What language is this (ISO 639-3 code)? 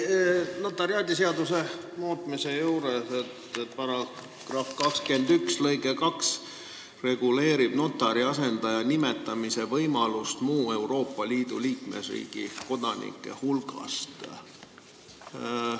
est